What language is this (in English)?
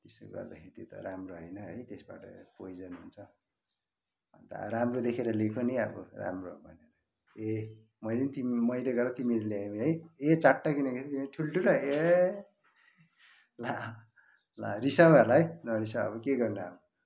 Nepali